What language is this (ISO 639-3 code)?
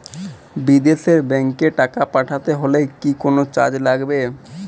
ben